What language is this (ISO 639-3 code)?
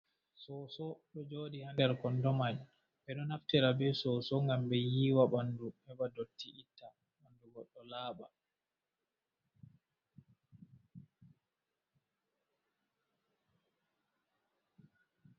ful